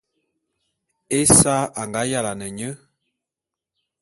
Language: Bulu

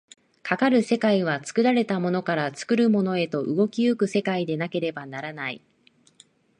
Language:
Japanese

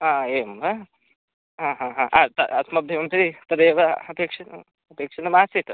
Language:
Sanskrit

